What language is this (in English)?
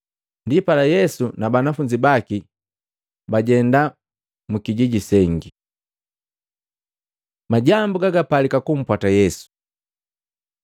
Matengo